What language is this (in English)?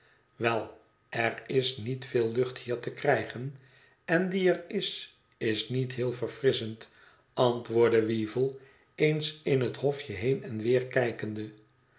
Dutch